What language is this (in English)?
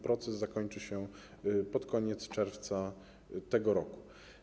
Polish